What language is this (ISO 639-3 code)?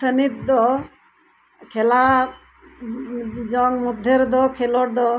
sat